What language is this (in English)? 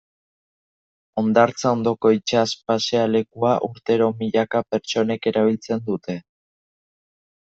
Basque